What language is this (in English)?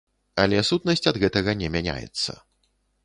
Belarusian